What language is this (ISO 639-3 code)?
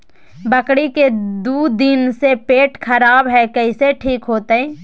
mag